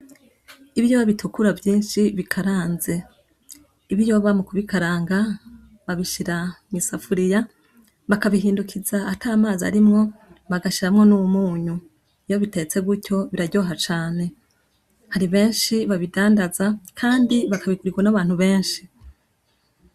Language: Rundi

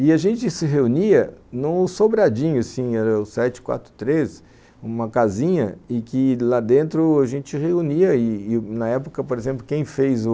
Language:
Portuguese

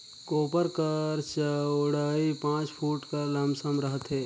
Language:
Chhattisgarhi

